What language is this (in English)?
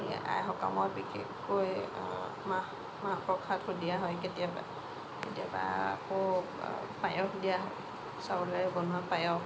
Assamese